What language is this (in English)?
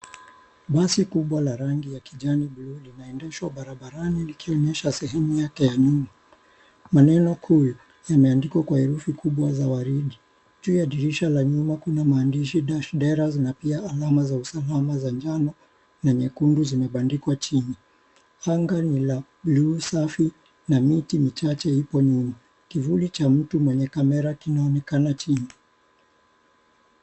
Swahili